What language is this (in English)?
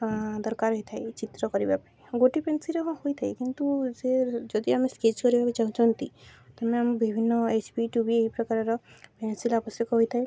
Odia